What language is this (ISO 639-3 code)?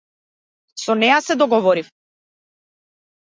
mkd